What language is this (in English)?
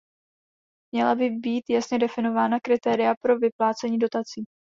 Czech